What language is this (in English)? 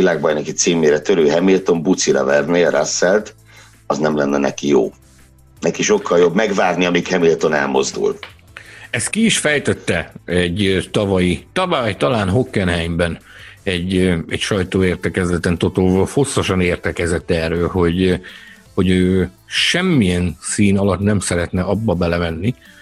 Hungarian